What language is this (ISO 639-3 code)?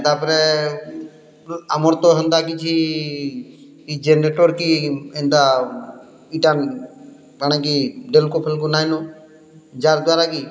ori